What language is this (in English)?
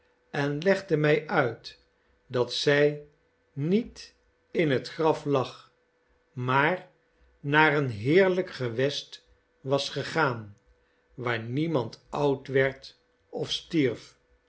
Dutch